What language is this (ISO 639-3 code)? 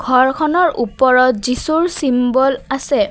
asm